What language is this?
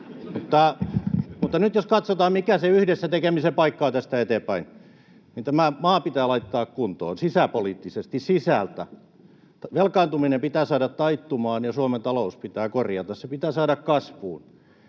Finnish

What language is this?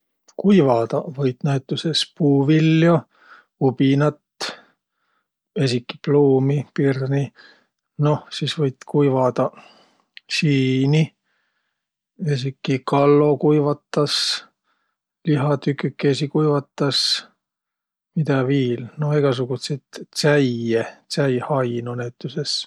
Võro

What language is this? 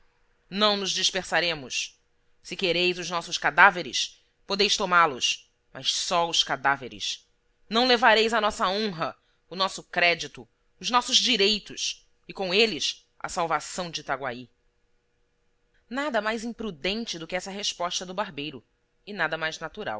Portuguese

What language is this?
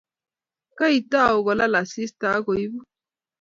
Kalenjin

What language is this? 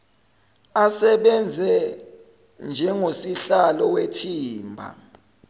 Zulu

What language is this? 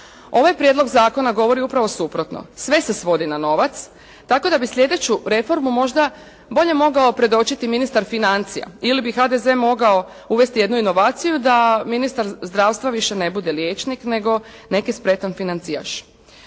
Croatian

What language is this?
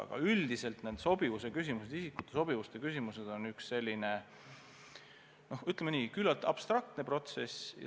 Estonian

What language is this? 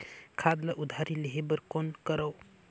Chhattisgarhi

